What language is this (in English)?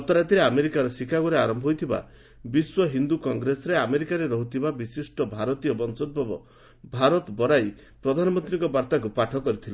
Odia